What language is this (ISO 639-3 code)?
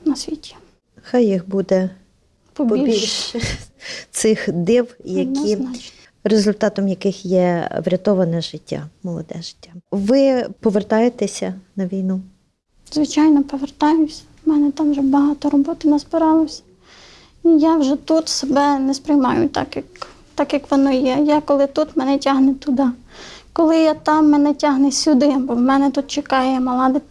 ukr